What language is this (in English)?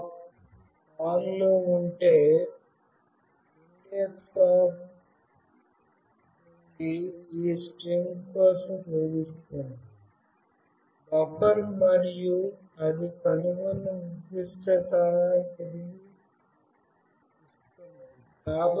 Telugu